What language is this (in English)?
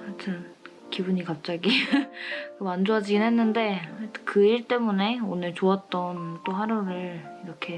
Korean